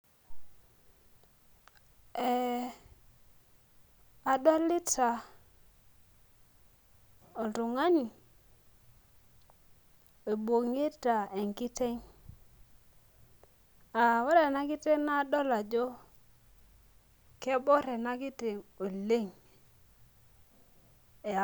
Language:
Masai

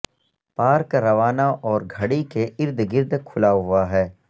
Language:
Urdu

